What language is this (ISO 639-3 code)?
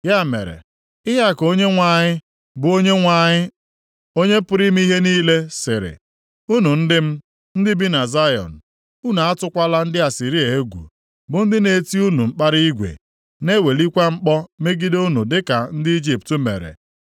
ibo